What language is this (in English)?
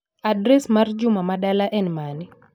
Luo (Kenya and Tanzania)